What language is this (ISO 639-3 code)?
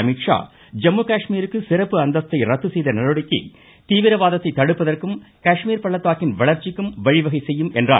tam